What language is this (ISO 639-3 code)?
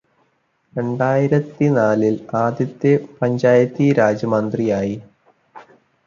mal